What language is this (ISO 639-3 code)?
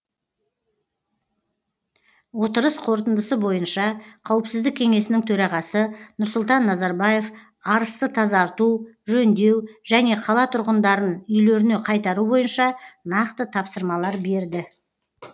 kaz